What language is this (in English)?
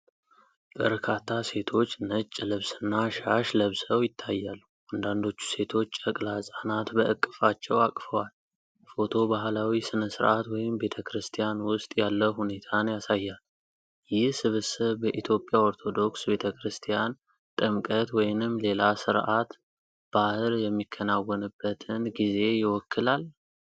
Amharic